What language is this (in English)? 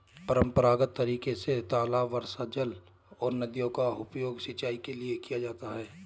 Hindi